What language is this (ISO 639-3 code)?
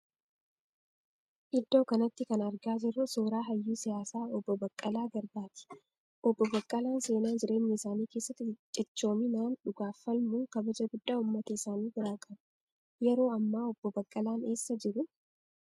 orm